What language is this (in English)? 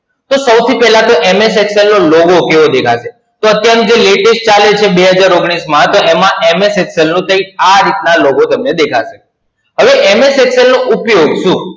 Gujarati